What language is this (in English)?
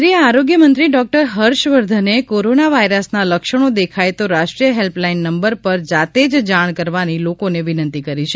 Gujarati